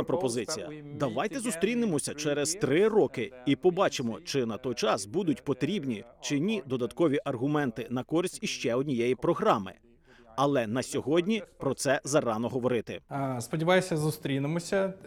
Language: Ukrainian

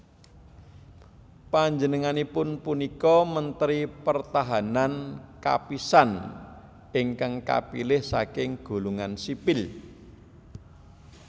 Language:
Javanese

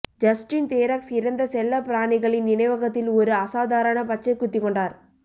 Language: Tamil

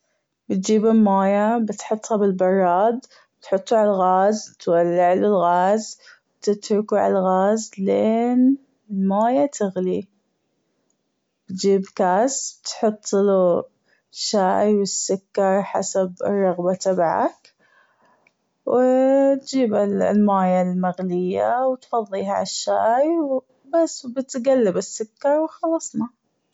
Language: Gulf Arabic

